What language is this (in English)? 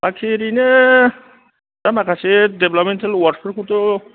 Bodo